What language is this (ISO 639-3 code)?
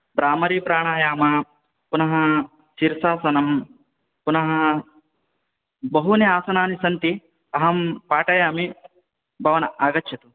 san